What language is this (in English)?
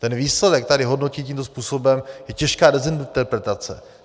Czech